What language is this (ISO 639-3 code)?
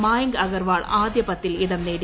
mal